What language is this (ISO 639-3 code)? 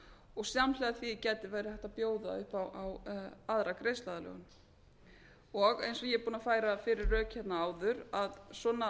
isl